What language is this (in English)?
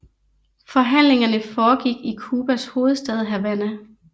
Danish